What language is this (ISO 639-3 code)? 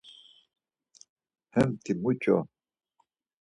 lzz